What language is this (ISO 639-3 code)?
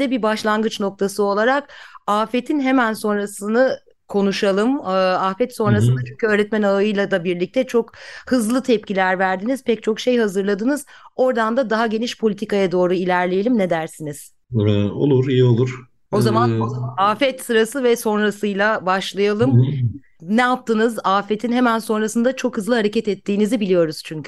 tur